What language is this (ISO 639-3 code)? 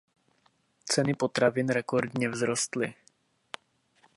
ces